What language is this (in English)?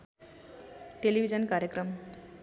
Nepali